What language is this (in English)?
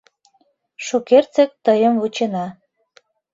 Mari